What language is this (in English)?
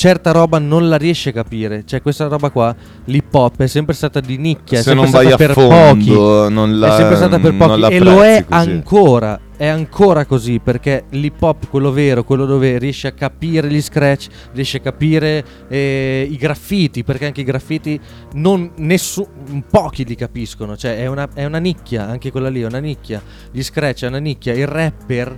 Italian